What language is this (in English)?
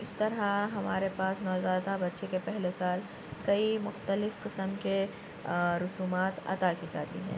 Urdu